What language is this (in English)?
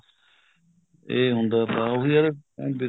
Punjabi